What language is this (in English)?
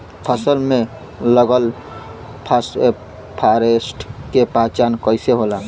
Bhojpuri